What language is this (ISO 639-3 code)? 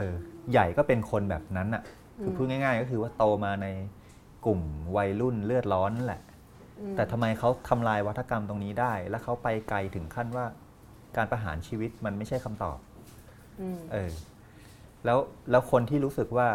tha